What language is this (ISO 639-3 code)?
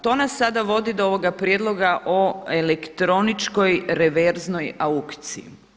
hrv